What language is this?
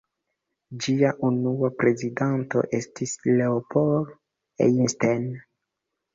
Esperanto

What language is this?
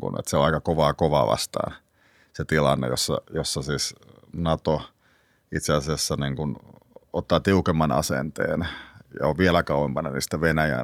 Finnish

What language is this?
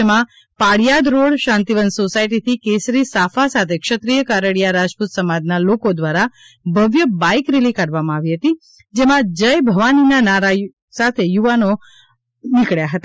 Gujarati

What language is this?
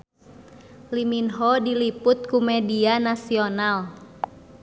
Sundanese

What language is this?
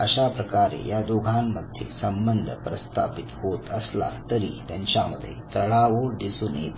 Marathi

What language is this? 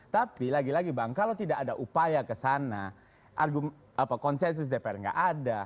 Indonesian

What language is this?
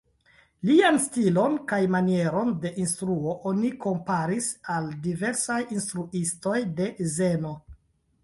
Esperanto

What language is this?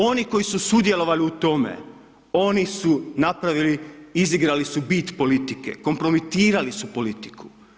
Croatian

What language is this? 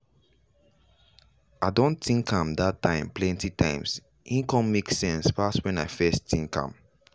Nigerian Pidgin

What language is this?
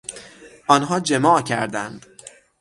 Persian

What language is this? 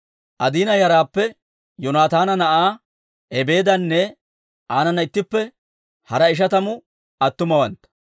Dawro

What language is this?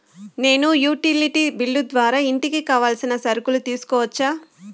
Telugu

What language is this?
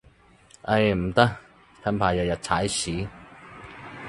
Cantonese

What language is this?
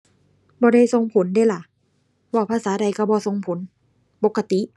Thai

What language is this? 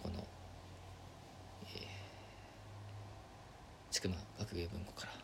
Japanese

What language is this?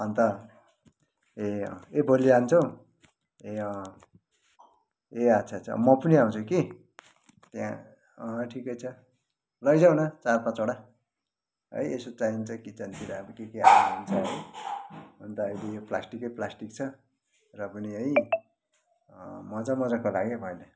Nepali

